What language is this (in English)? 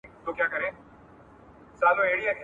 Pashto